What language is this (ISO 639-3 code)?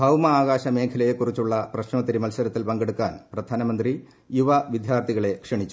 mal